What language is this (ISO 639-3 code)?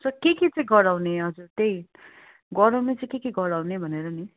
nep